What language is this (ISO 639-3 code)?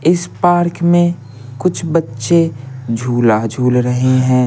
hin